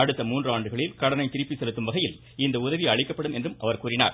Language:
Tamil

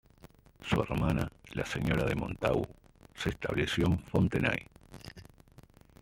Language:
Spanish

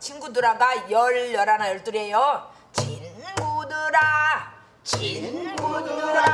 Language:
Korean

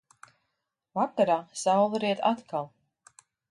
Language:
Latvian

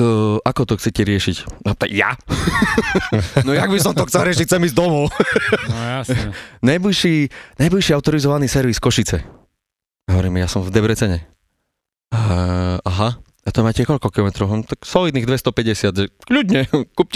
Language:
Slovak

